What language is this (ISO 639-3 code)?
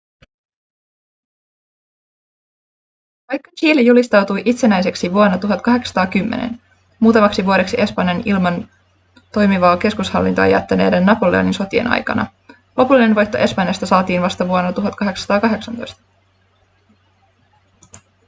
fin